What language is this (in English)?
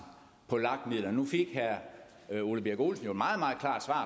Danish